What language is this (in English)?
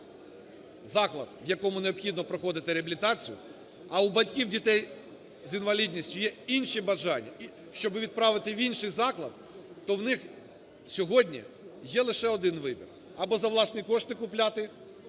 Ukrainian